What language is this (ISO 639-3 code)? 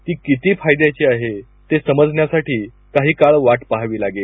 mar